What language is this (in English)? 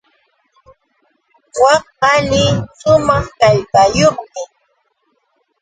Yauyos Quechua